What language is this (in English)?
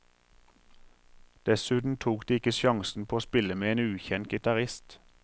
Norwegian